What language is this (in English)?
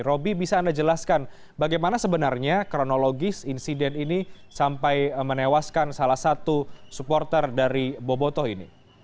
Indonesian